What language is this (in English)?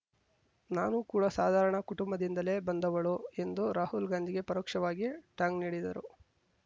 Kannada